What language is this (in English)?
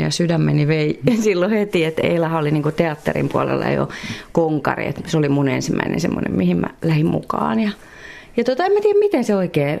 Finnish